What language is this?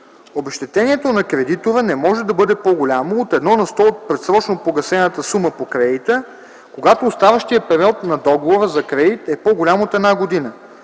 Bulgarian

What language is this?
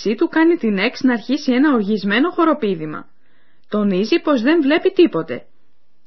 Greek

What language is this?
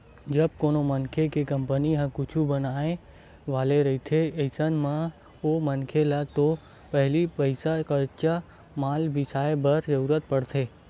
Chhattisgarhi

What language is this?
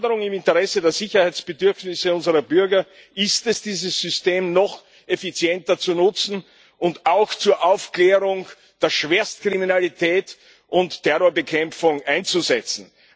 German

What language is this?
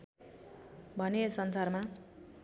Nepali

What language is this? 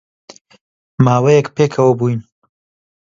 Central Kurdish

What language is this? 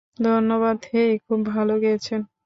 Bangla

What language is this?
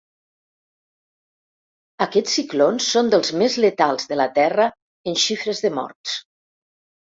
Catalan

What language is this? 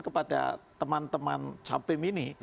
Indonesian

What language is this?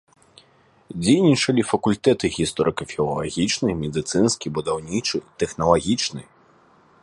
Belarusian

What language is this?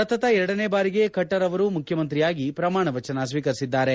Kannada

